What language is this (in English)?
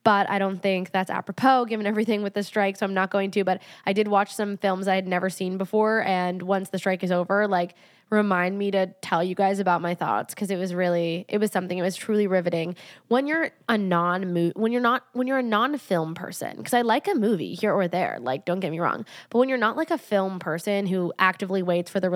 English